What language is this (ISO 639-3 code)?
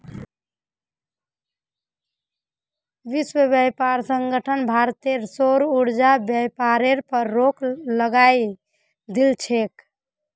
mag